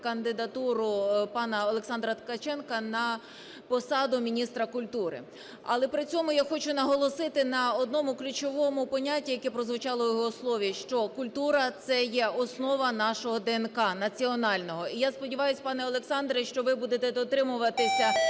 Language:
Ukrainian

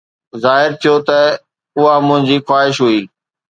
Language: Sindhi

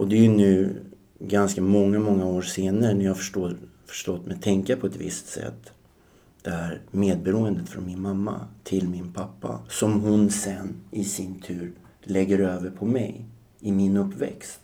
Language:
Swedish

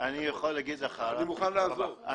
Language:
Hebrew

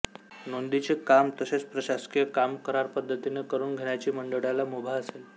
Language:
Marathi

